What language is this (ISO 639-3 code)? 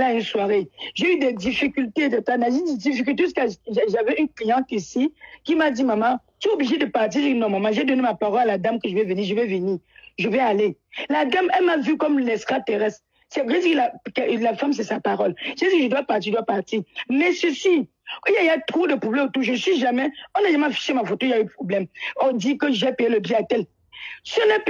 fra